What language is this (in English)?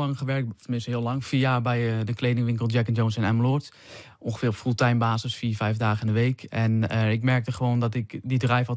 Dutch